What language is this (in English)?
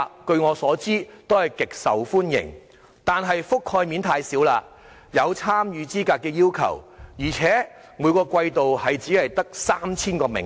Cantonese